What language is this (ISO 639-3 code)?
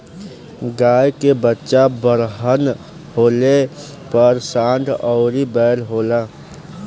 bho